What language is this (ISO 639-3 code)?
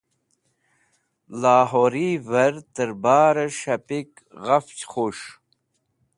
wbl